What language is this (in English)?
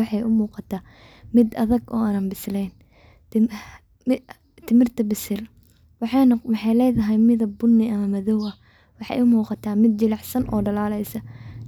Somali